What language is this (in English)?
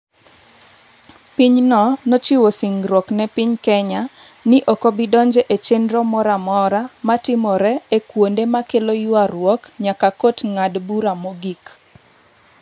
Luo (Kenya and Tanzania)